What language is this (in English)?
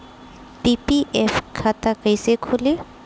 Bhojpuri